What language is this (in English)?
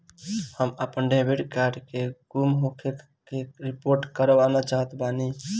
Bhojpuri